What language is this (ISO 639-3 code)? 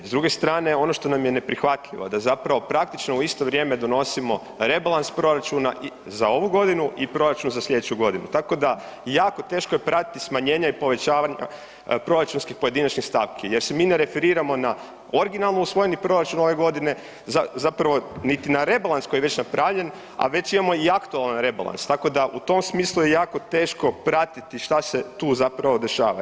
hrv